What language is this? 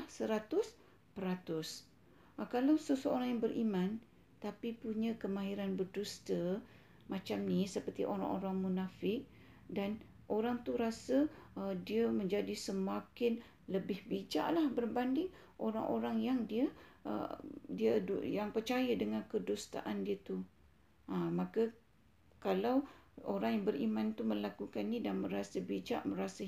Malay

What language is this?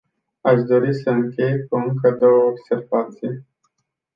Romanian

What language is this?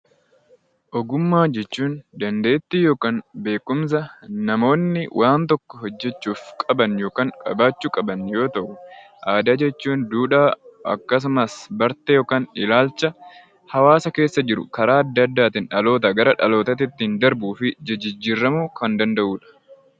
Oromo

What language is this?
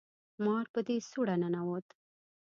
Pashto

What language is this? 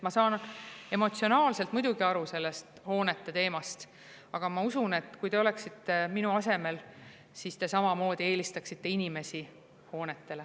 Estonian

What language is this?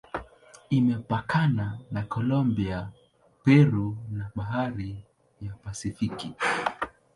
Swahili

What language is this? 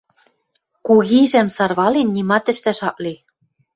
Western Mari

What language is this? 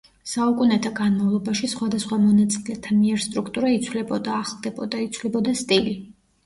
Georgian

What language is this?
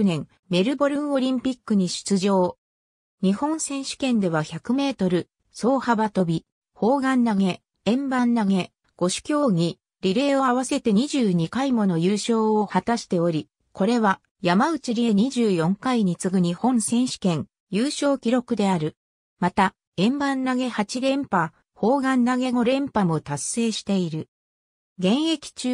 Japanese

